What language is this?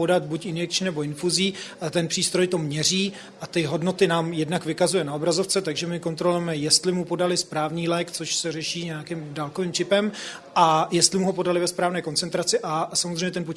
Czech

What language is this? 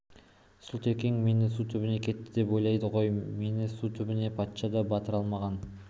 Kazakh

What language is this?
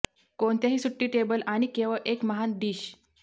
Marathi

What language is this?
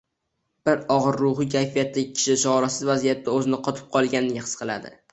Uzbek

